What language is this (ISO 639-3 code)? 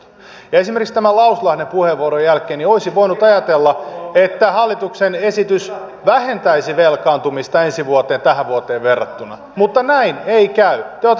fin